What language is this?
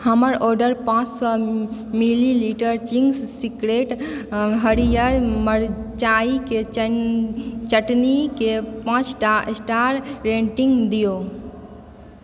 Maithili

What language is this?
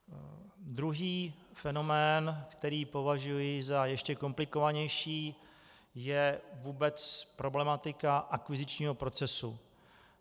Czech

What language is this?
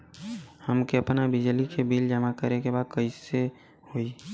Bhojpuri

